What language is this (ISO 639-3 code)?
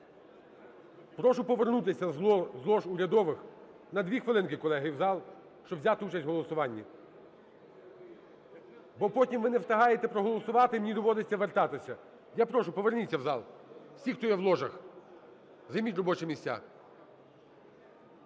ukr